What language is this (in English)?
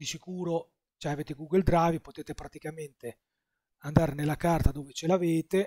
Italian